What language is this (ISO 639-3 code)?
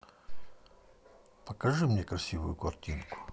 rus